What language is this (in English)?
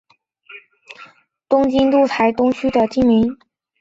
Chinese